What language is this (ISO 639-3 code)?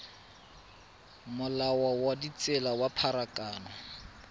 tsn